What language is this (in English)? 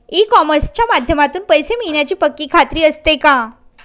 Marathi